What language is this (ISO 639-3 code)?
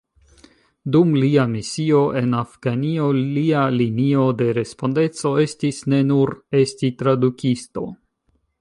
epo